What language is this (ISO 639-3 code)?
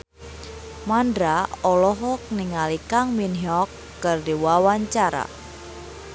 sun